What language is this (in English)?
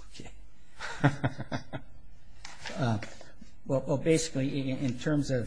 English